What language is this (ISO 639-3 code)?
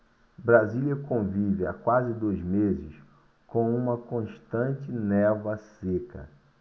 por